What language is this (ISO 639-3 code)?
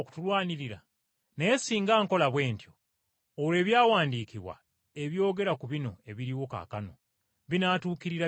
lug